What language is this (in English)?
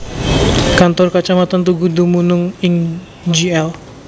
Javanese